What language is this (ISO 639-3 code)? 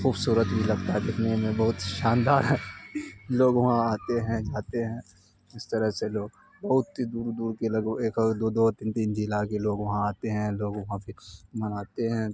urd